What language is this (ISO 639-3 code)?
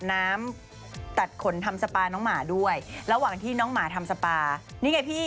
tha